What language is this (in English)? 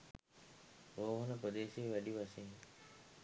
Sinhala